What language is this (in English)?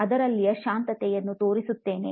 Kannada